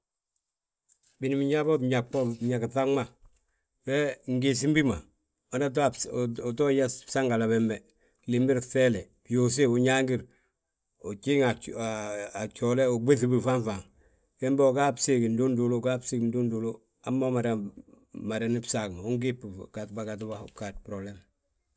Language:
Balanta-Ganja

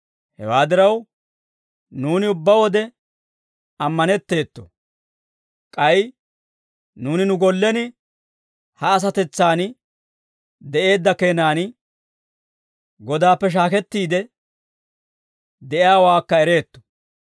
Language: Dawro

